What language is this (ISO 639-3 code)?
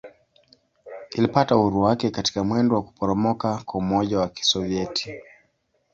swa